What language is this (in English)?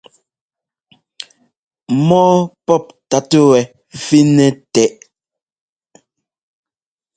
Ngomba